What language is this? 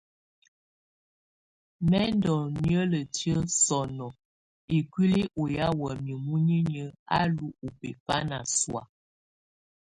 Tunen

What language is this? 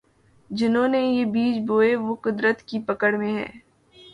Urdu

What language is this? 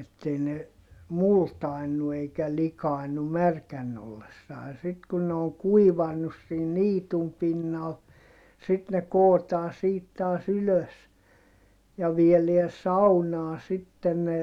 Finnish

